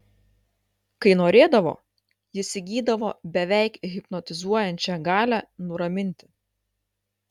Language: Lithuanian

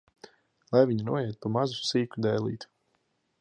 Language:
Latvian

